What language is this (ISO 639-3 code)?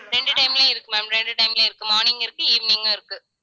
tam